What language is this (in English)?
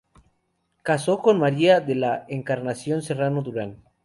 Spanish